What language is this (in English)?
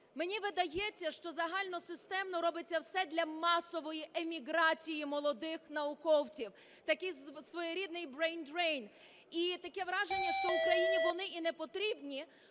Ukrainian